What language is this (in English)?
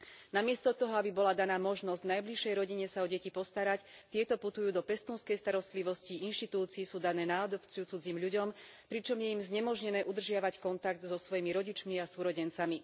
Slovak